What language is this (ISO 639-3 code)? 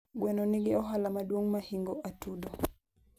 luo